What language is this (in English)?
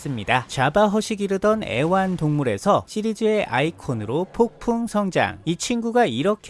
Korean